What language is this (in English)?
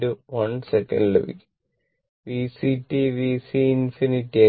Malayalam